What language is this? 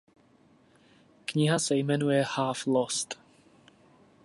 Czech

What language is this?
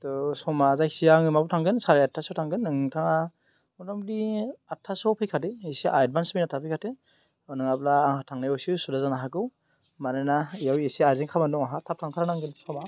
Bodo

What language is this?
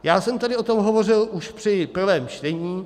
Czech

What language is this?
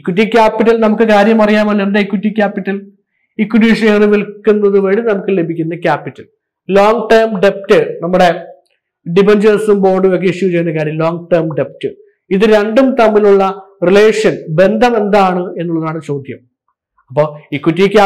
Malayalam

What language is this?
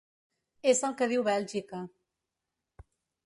Catalan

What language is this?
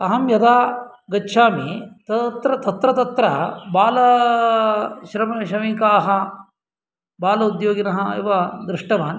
Sanskrit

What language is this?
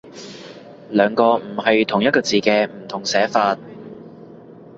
Cantonese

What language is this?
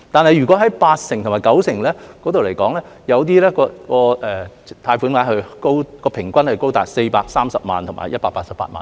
Cantonese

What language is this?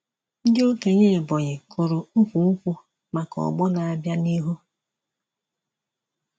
Igbo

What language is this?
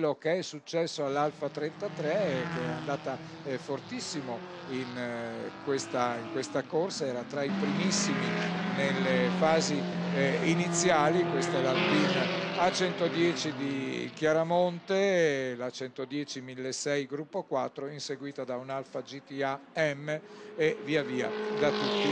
Italian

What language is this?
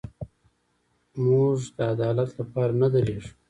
Pashto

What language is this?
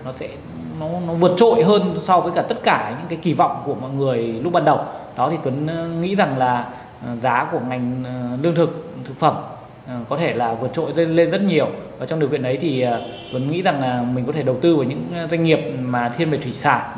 Vietnamese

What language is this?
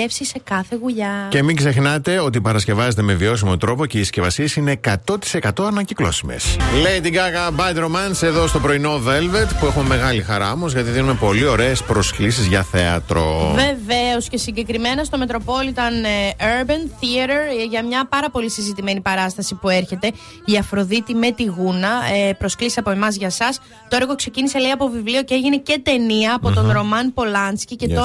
Greek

